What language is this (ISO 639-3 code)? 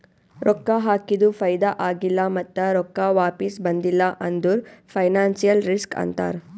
kan